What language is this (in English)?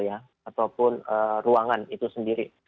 Indonesian